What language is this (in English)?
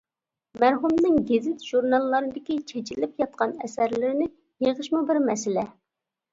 Uyghur